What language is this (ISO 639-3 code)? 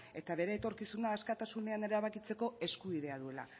eus